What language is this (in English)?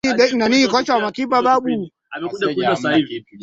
Swahili